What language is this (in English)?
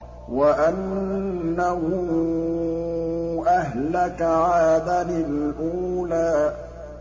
Arabic